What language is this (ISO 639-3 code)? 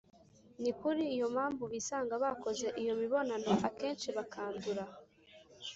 kin